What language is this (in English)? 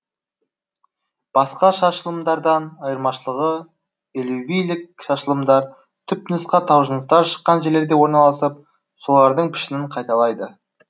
Kazakh